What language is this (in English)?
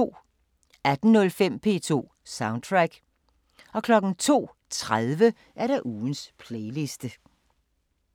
Danish